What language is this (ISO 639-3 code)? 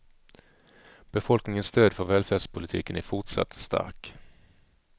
swe